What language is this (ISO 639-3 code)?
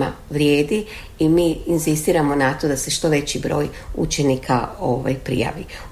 hrv